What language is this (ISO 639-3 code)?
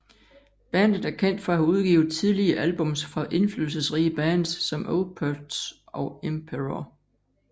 dan